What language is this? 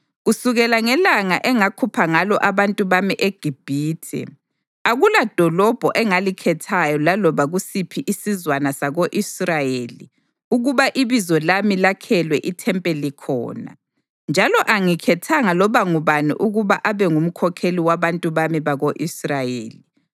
North Ndebele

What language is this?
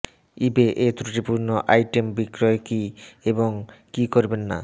Bangla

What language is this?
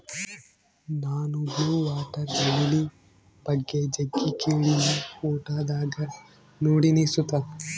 Kannada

